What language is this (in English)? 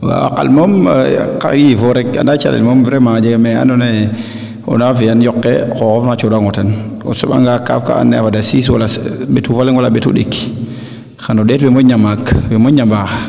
Serer